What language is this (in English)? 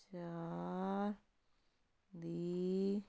Punjabi